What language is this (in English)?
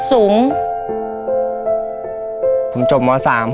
Thai